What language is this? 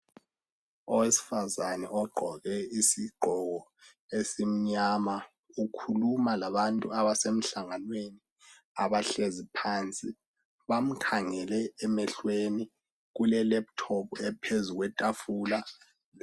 North Ndebele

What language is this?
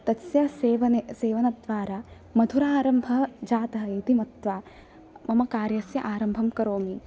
Sanskrit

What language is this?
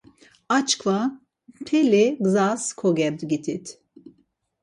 Laz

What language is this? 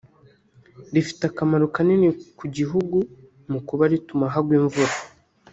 Kinyarwanda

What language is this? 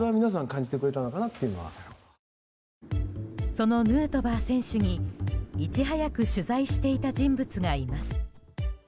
Japanese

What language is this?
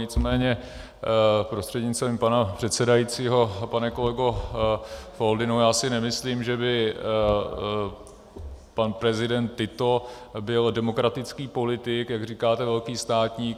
Czech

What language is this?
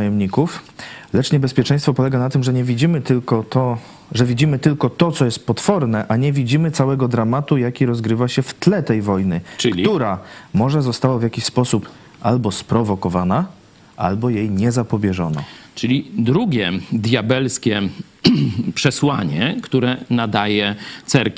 Polish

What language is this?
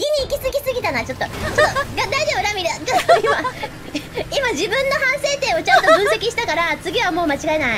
Japanese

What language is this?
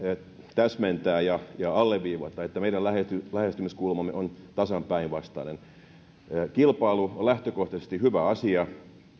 Finnish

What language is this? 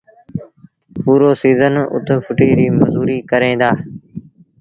Sindhi Bhil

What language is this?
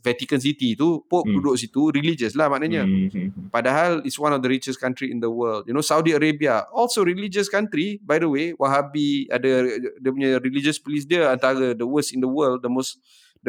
Malay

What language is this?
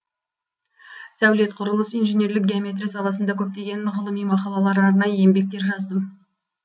Kazakh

